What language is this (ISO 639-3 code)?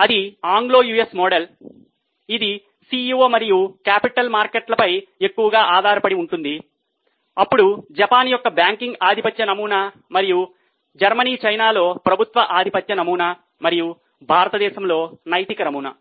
tel